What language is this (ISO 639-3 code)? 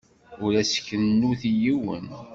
kab